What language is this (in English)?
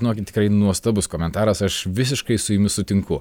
Lithuanian